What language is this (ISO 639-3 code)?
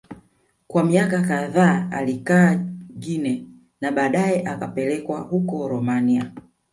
swa